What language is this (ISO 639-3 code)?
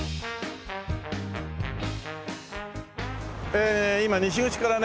jpn